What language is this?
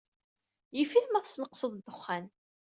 Kabyle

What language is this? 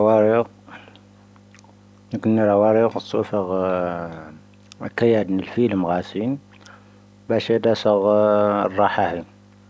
Tahaggart Tamahaq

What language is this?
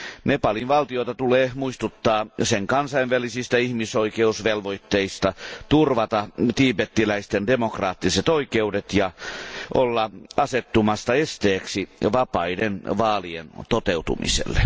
Finnish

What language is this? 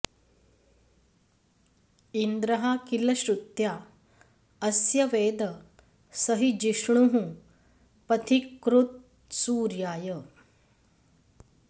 Sanskrit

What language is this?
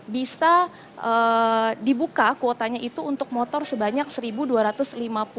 Indonesian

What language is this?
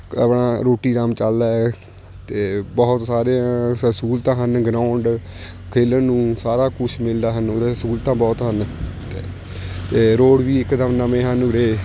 Punjabi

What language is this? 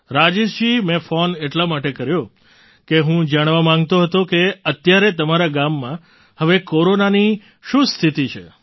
Gujarati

